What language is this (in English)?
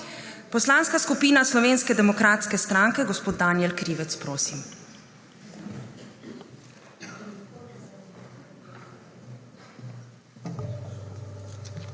Slovenian